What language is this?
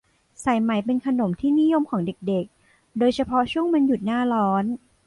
Thai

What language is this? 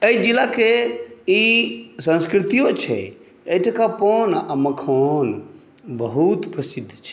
Maithili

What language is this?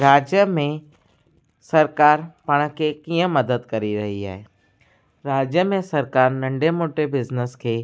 Sindhi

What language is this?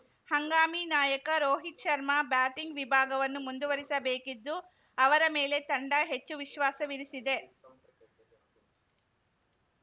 Kannada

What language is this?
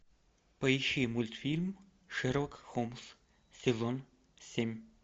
Russian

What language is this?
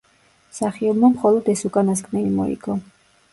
Georgian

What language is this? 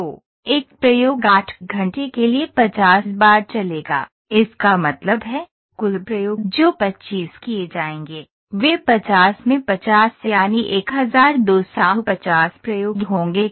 Hindi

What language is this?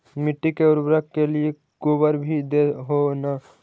Magahi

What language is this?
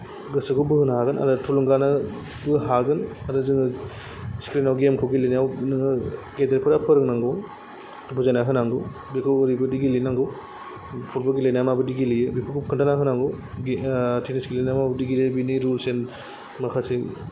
Bodo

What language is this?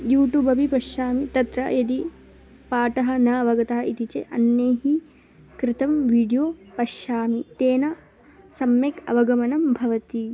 Sanskrit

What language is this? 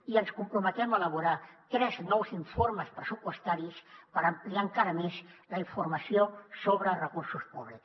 Catalan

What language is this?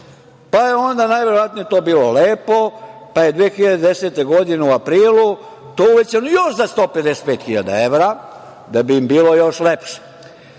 Serbian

